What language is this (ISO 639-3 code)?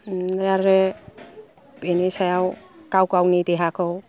brx